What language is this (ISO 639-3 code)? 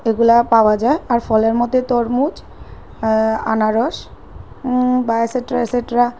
ben